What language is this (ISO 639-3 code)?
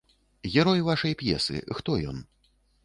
bel